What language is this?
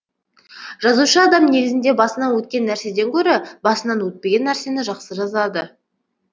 Kazakh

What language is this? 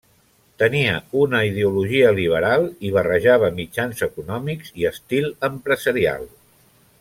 Catalan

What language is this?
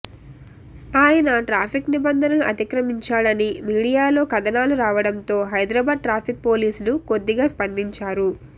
Telugu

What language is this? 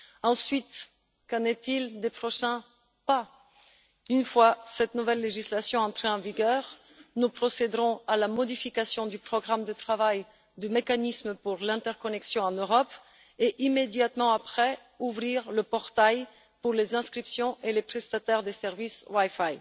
French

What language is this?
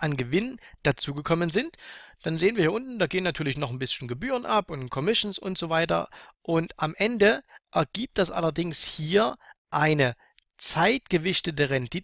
German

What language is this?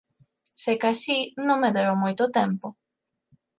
Galician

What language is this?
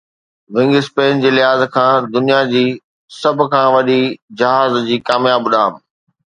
Sindhi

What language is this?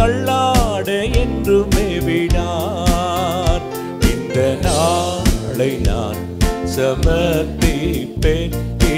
Romanian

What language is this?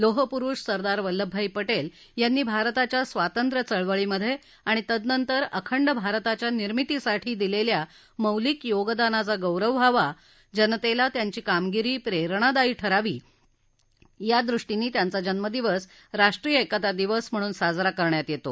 Marathi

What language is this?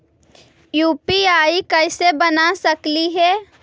Magahi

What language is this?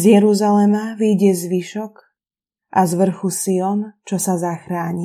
Slovak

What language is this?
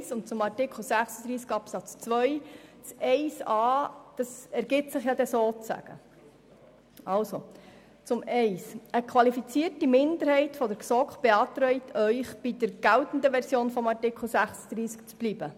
Swiss German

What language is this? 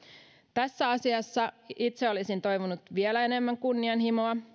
Finnish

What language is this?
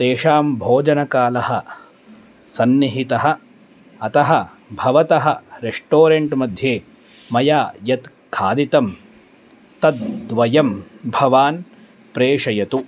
Sanskrit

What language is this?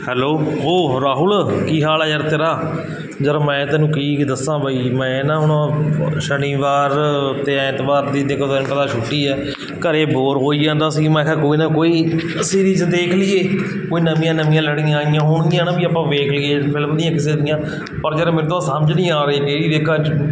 Punjabi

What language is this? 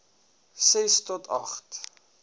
Afrikaans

